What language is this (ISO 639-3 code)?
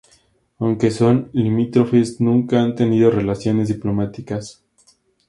spa